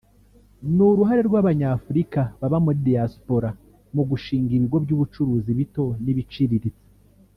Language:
Kinyarwanda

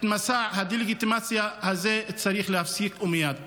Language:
Hebrew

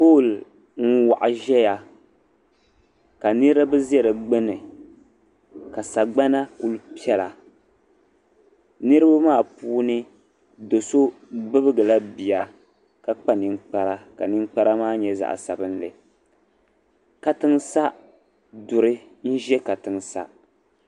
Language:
Dagbani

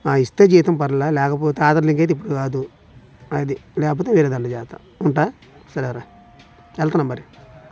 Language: Telugu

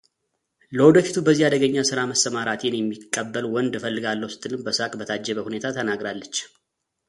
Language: Amharic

